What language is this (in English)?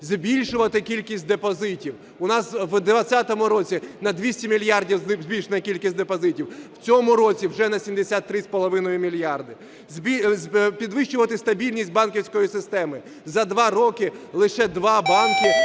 Ukrainian